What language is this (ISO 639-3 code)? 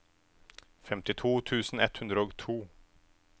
nor